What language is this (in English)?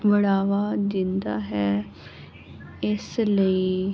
Punjabi